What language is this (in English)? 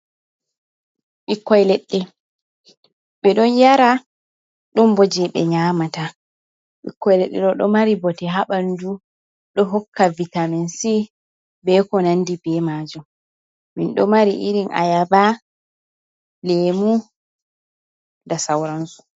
Fula